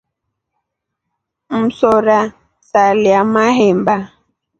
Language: Rombo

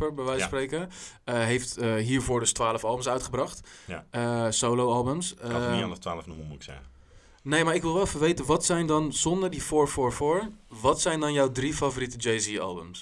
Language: Dutch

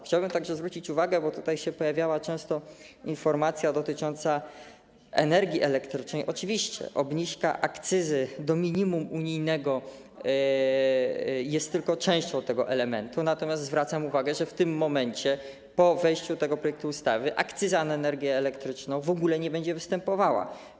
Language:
Polish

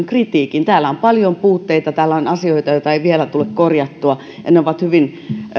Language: Finnish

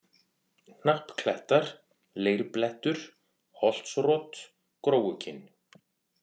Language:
Icelandic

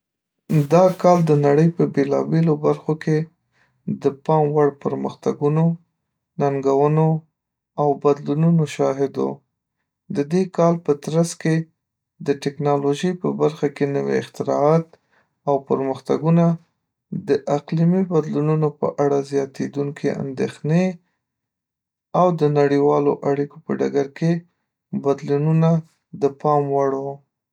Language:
Pashto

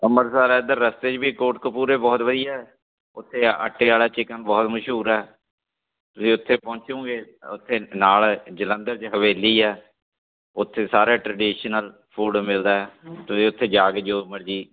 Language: Punjabi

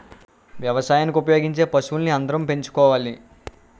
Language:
Telugu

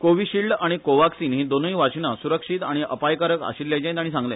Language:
Konkani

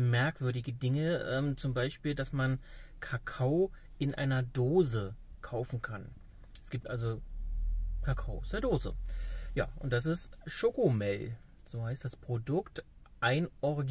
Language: German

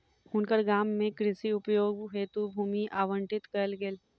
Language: Maithili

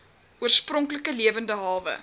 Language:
Afrikaans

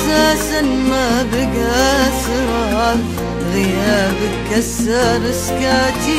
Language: Arabic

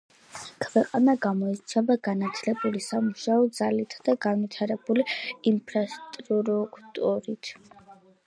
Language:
Georgian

